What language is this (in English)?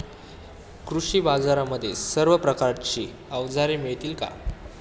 Marathi